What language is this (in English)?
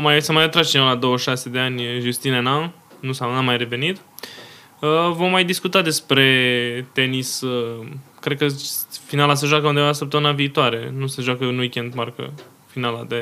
Romanian